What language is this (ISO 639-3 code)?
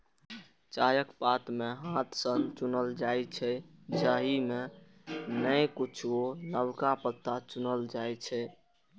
mai